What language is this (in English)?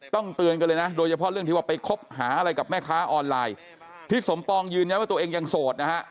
Thai